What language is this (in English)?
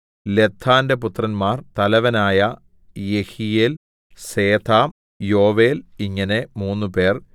Malayalam